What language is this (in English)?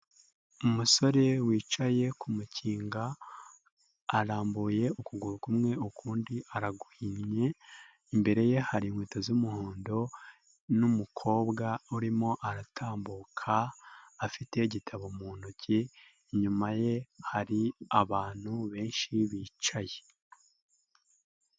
Kinyarwanda